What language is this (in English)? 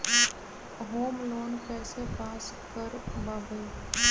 Magahi